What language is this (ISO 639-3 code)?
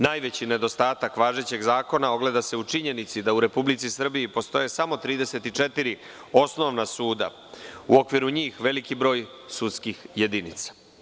srp